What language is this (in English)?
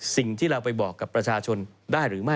Thai